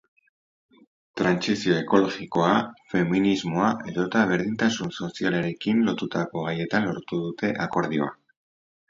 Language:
Basque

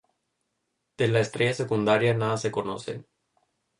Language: Spanish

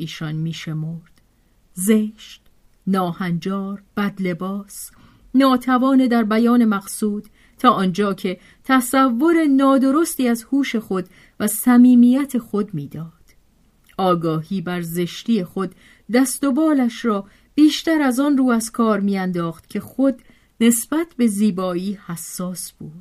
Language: Persian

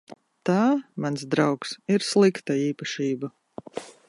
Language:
Latvian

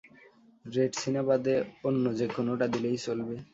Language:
Bangla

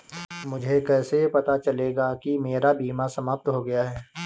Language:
Hindi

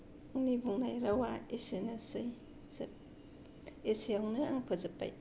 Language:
Bodo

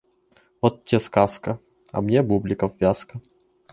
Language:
Russian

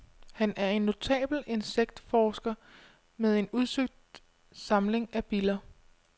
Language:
Danish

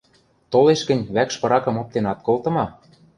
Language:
Western Mari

